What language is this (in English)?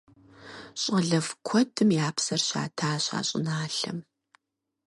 Kabardian